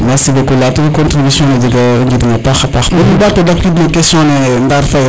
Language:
Serer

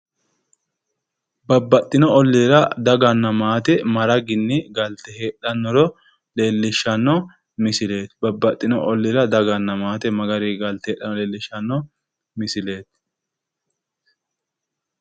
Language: Sidamo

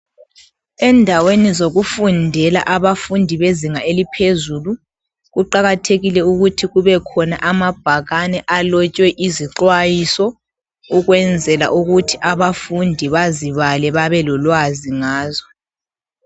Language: North Ndebele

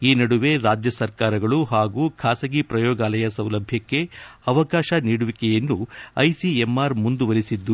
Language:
Kannada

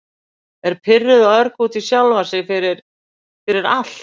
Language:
Icelandic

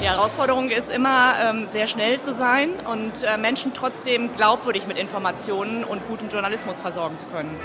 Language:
German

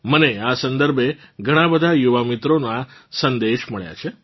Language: Gujarati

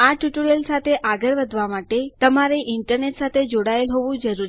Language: Gujarati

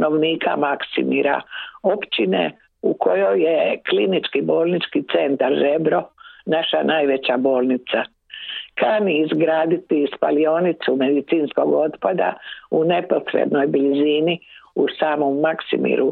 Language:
Croatian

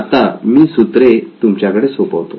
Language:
Marathi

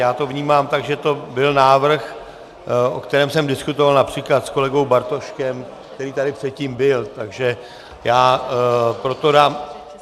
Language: Czech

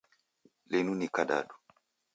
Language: Taita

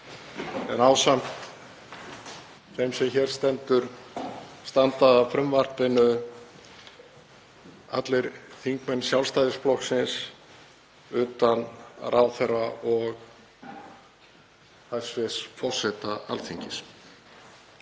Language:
Icelandic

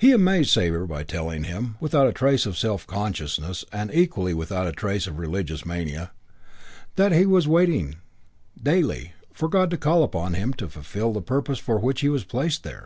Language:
English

